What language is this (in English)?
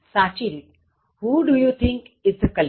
Gujarati